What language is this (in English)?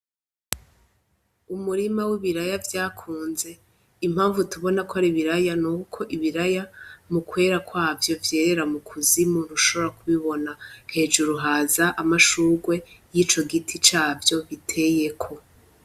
Rundi